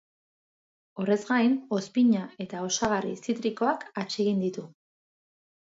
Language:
Basque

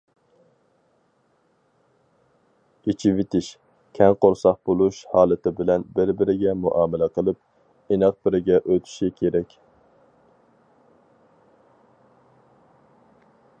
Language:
Uyghur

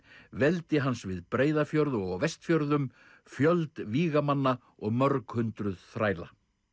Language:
Icelandic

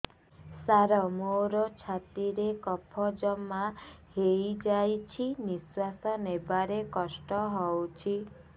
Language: Odia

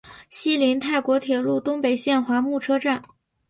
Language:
Chinese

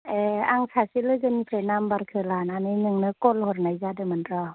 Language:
Bodo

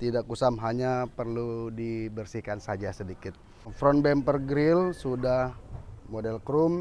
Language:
Indonesian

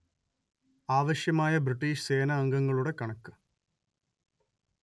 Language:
Malayalam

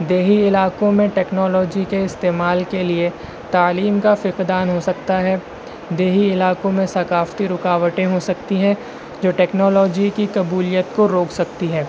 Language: Urdu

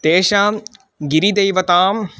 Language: Sanskrit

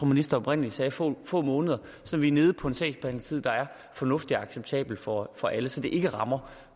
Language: Danish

